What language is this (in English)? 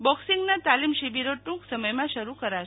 Gujarati